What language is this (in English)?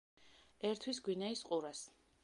Georgian